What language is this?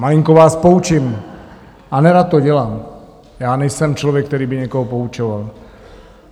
Czech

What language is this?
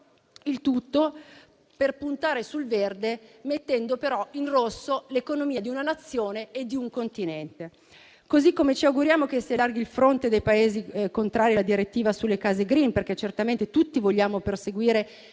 Italian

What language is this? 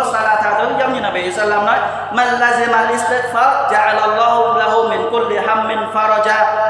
Vietnamese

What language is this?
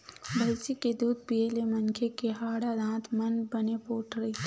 Chhattisgarhi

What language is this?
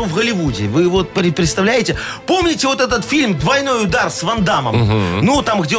Russian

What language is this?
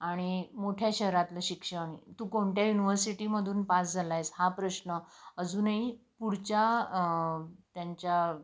Marathi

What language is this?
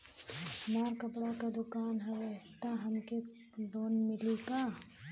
Bhojpuri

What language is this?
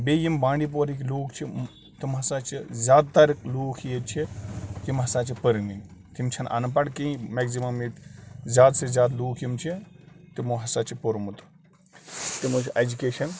Kashmiri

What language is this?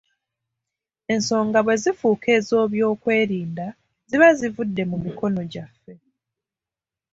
Ganda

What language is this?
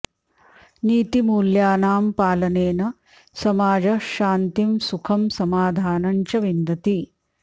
Sanskrit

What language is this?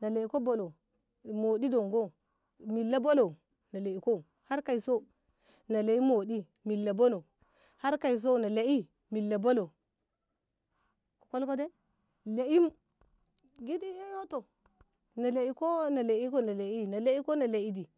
Ngamo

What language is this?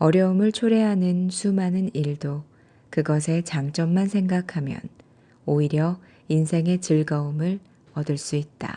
Korean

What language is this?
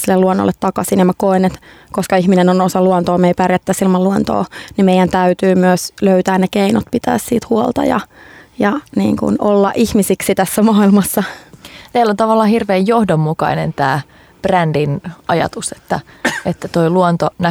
Finnish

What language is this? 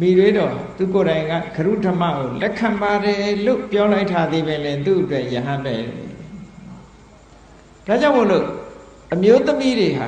Thai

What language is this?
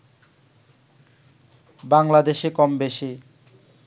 Bangla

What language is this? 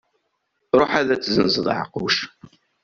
Kabyle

